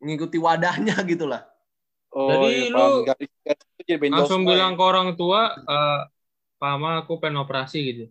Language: Indonesian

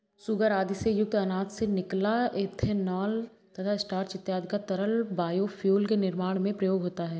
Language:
Hindi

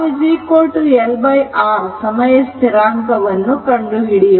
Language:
Kannada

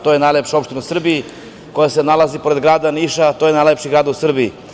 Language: Serbian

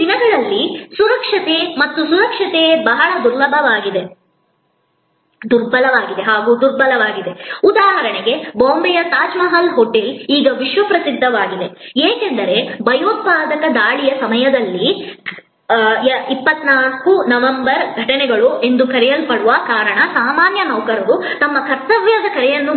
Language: Kannada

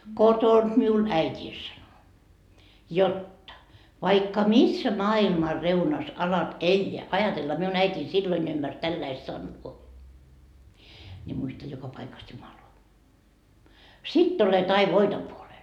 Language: Finnish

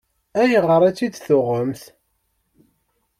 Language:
Kabyle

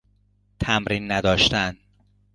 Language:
Persian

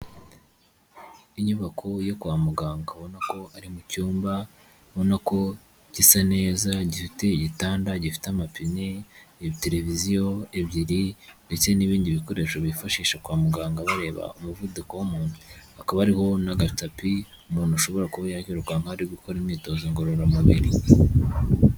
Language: Kinyarwanda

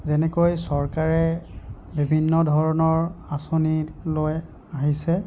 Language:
Assamese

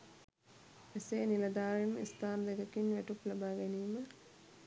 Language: Sinhala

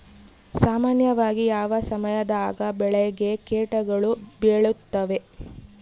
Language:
Kannada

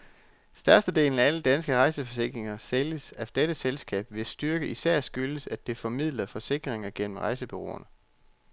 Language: Danish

